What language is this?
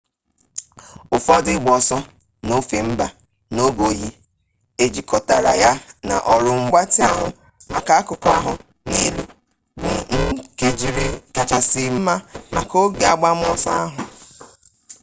Igbo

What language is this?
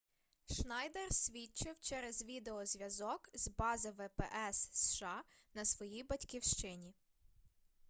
Ukrainian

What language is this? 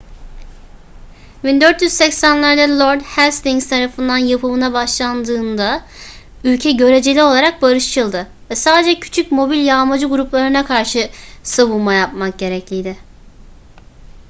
Turkish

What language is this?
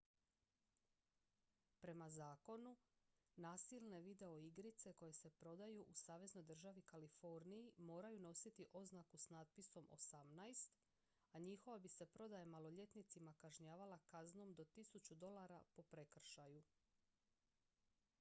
Croatian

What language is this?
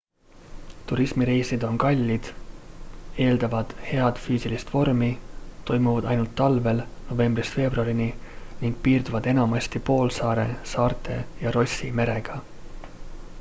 Estonian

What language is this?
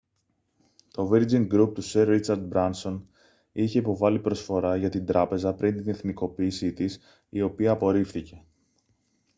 Greek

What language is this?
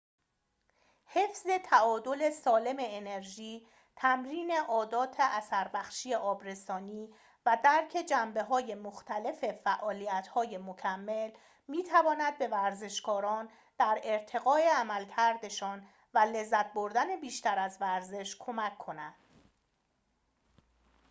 Persian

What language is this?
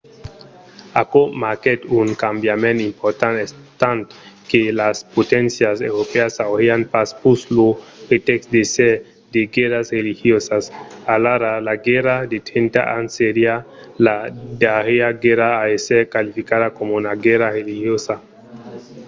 Occitan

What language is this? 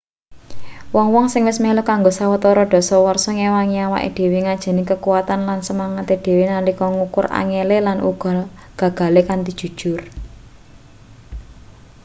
Javanese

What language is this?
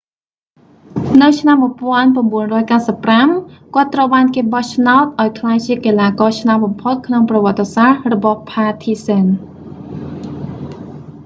Khmer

